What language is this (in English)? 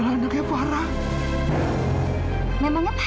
Indonesian